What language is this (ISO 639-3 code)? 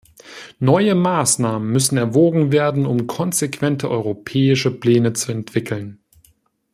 deu